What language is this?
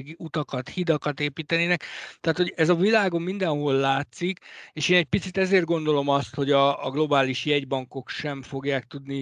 Hungarian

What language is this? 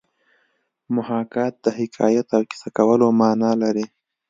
Pashto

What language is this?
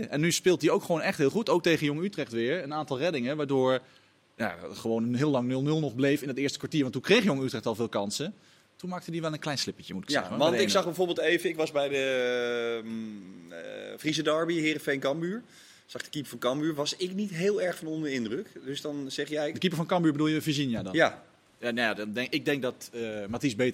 Dutch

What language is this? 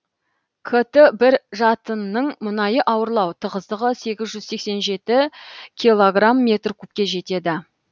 Kazakh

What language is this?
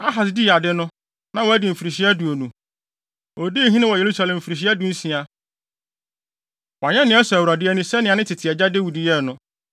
Akan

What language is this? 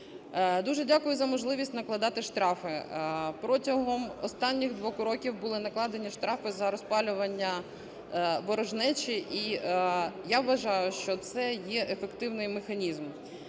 Ukrainian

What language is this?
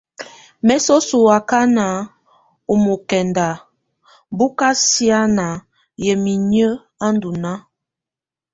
Tunen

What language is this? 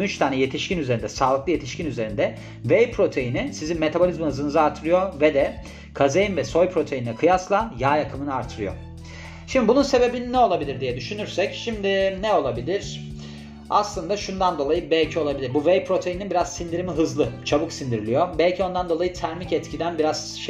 Turkish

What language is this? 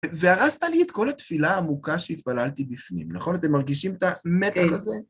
Hebrew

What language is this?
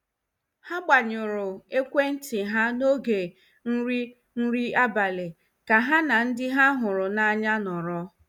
Igbo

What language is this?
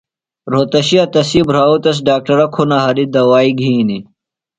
Phalura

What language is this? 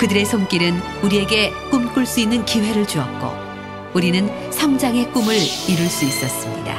Korean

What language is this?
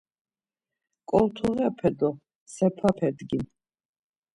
Laz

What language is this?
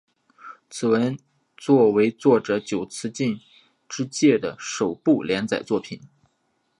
Chinese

